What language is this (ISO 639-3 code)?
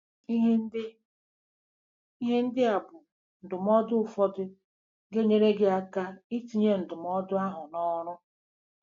ibo